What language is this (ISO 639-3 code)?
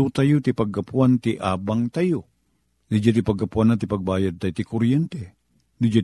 fil